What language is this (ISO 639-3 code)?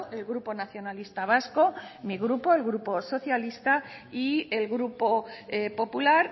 spa